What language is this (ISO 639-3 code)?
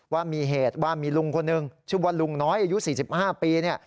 tha